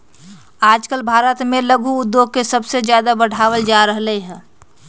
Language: Magahi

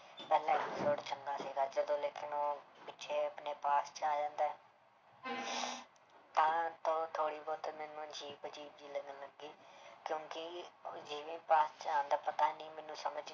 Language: Punjabi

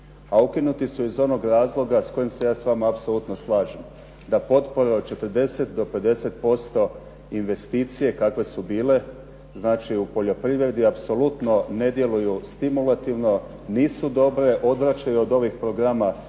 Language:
Croatian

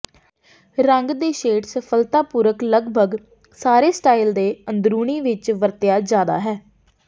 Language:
Punjabi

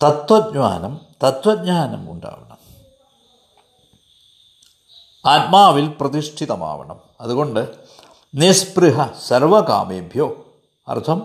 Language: Malayalam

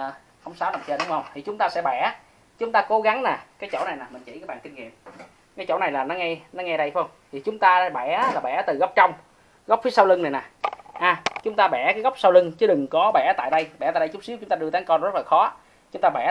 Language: Vietnamese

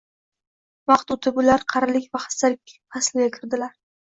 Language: Uzbek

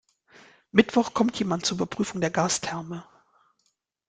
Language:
German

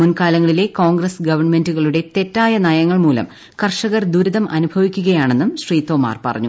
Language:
Malayalam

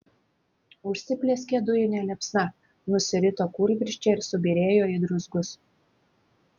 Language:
Lithuanian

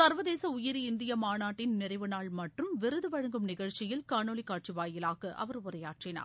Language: Tamil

